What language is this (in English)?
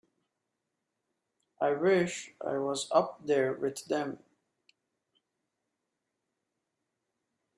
English